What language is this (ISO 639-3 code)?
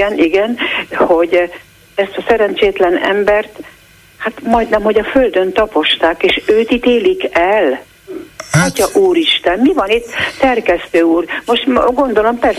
hun